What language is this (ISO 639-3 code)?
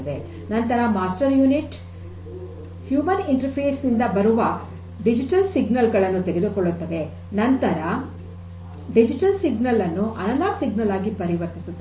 kan